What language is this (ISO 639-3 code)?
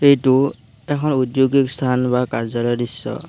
asm